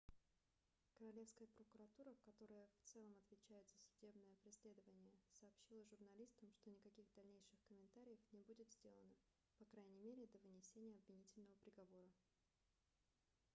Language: Russian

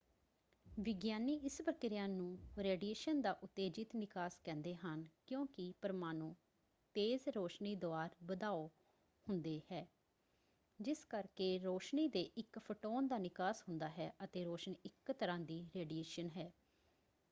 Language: Punjabi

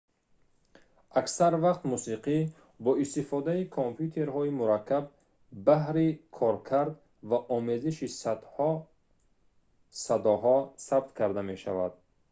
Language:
Tajik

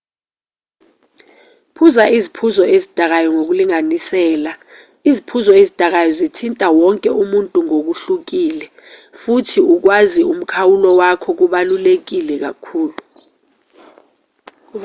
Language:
Zulu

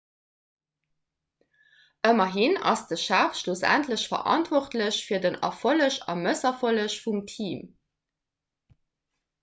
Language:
Luxembourgish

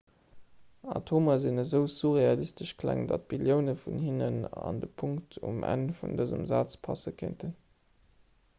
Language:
Luxembourgish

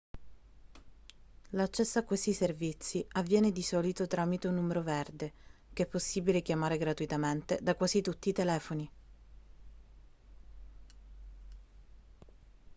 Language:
Italian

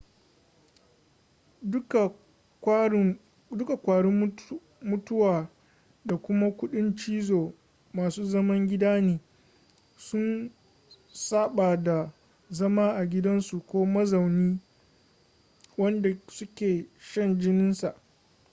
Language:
Hausa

